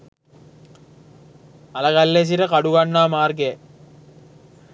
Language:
Sinhala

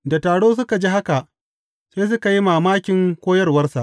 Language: Hausa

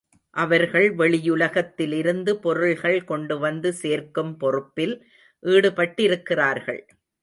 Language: Tamil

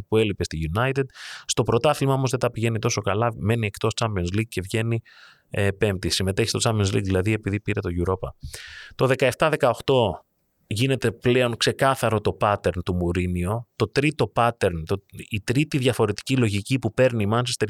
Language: Greek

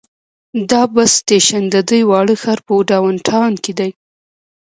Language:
Pashto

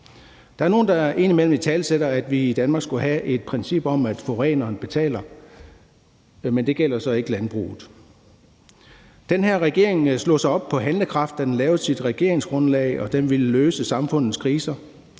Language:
Danish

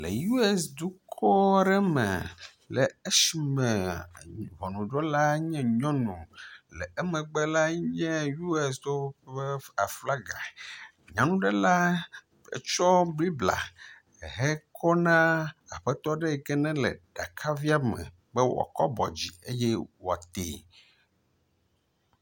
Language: Ewe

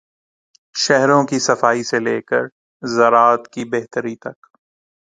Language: Urdu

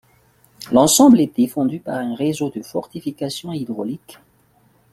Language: French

